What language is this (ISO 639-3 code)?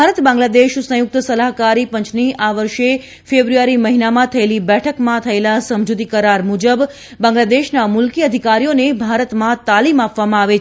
guj